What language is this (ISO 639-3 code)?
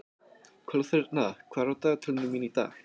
isl